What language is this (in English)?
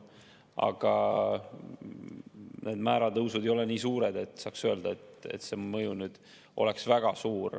Estonian